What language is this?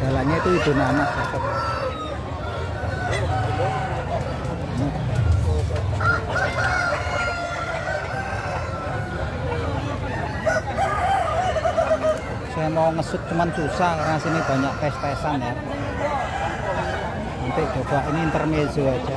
Indonesian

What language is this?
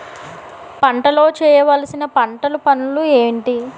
Telugu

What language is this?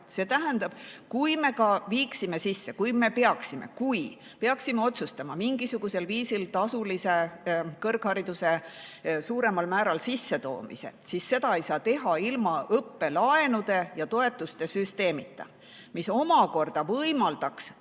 Estonian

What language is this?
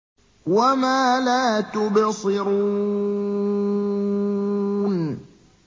Arabic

